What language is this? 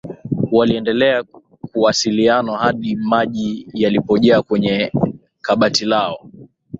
Swahili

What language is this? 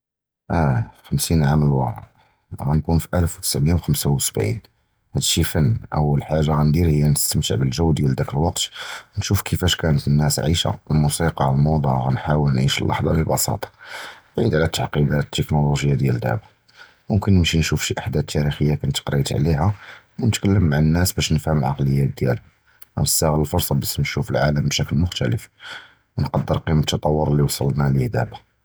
Judeo-Arabic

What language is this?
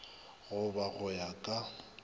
Northern Sotho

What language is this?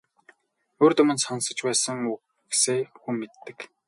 Mongolian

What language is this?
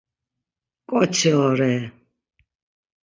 Laz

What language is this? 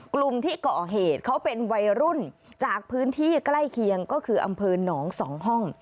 Thai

